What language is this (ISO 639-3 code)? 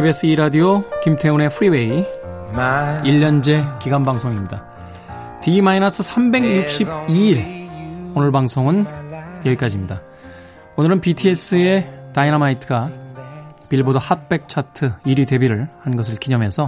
kor